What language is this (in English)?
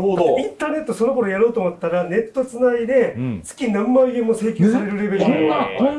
Japanese